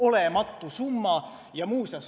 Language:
Estonian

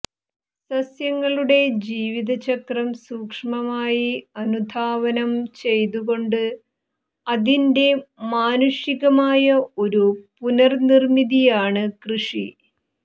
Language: Malayalam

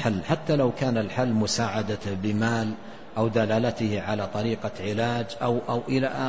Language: Arabic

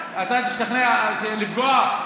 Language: Hebrew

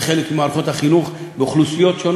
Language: Hebrew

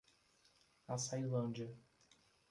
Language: Portuguese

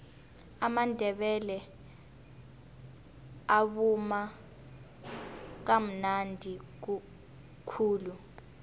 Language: Tsonga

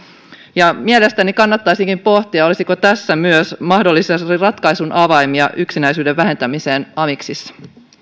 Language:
Finnish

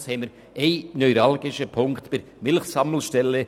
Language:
Swiss German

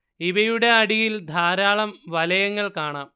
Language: Malayalam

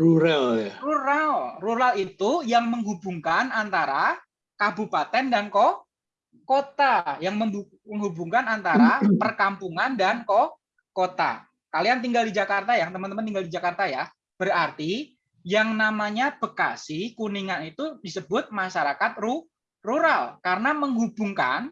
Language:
Indonesian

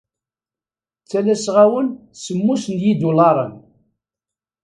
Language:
Kabyle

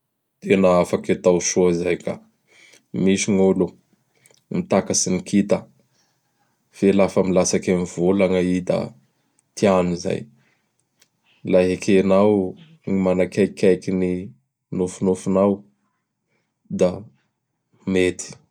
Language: Bara Malagasy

